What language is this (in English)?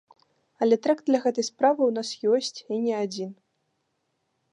Belarusian